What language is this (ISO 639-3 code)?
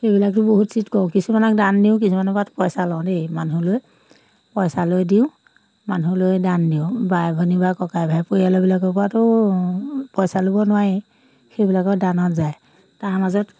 asm